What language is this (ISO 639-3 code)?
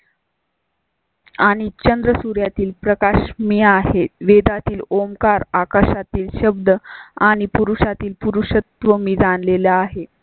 mar